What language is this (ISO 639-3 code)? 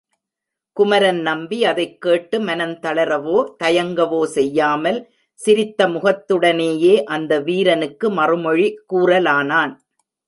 tam